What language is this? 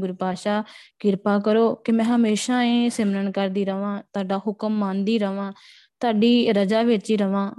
Punjabi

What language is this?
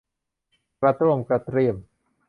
Thai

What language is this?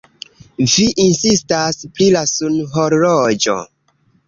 Esperanto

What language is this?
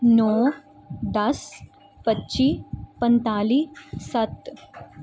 Punjabi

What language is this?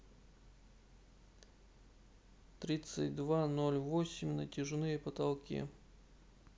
Russian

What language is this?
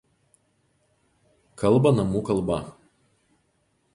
Lithuanian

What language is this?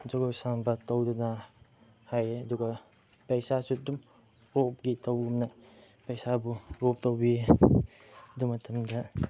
Manipuri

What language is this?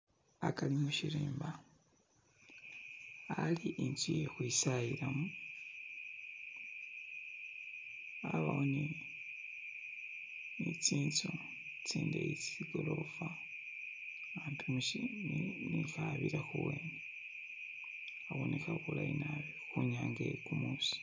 Masaaba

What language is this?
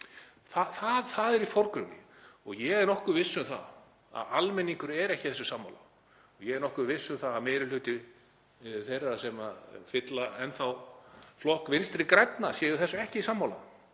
Icelandic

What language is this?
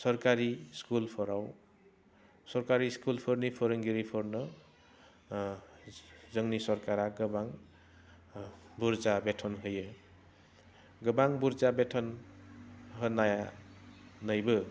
Bodo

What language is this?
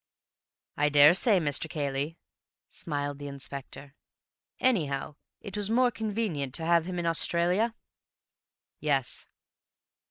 English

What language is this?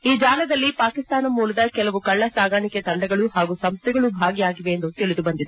Kannada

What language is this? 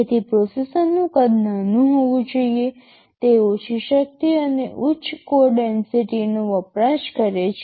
Gujarati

